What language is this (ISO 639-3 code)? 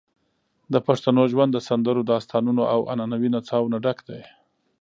pus